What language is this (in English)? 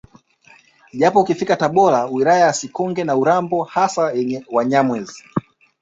Swahili